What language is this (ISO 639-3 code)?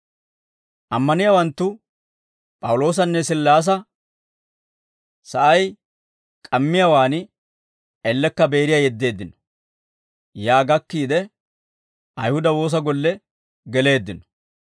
dwr